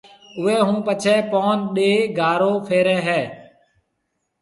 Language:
Marwari (Pakistan)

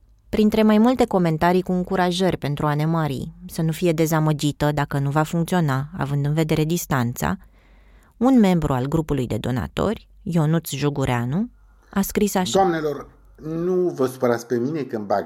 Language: Romanian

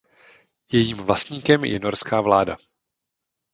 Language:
Czech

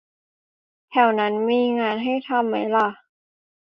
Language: Thai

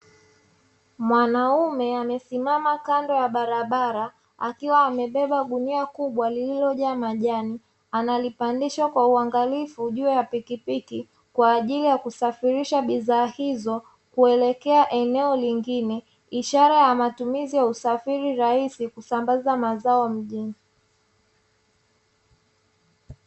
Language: Swahili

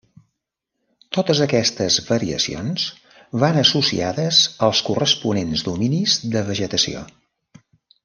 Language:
Catalan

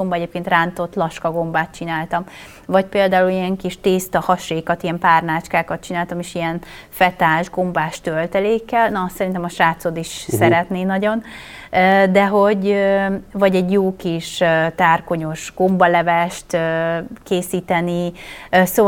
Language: Hungarian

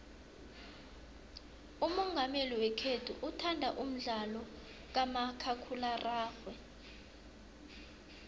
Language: South Ndebele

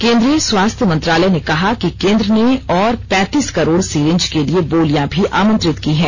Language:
Hindi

